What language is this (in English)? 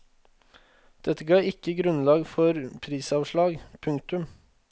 Norwegian